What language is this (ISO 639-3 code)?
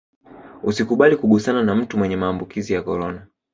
swa